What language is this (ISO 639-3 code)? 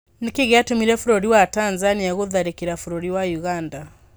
kik